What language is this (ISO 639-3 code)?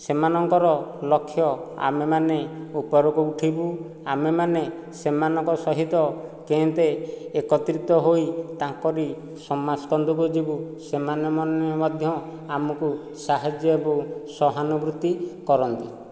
ori